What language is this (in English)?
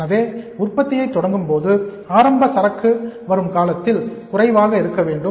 Tamil